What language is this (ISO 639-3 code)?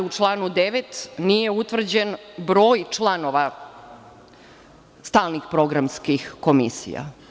srp